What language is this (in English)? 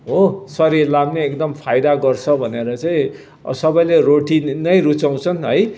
Nepali